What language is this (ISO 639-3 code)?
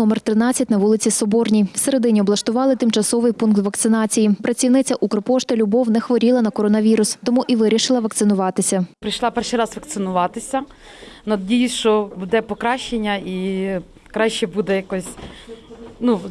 ukr